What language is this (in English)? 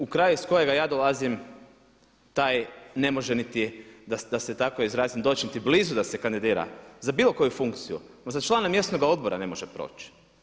Croatian